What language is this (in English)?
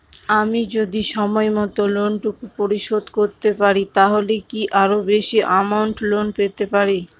Bangla